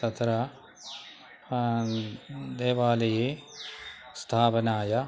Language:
Sanskrit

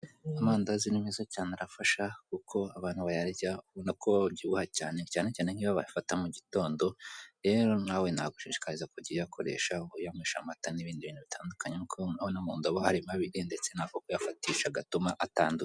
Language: Kinyarwanda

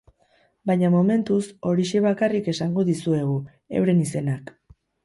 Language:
Basque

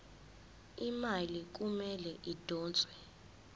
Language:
Zulu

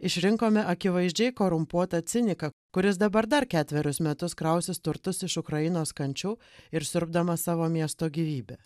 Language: Lithuanian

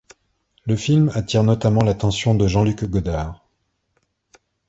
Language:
French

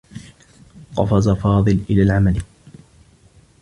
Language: Arabic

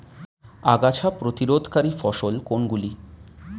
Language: Bangla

